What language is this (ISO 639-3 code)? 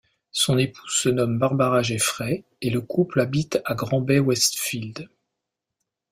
fra